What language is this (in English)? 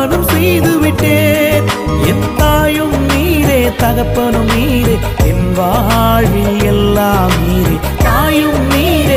Tamil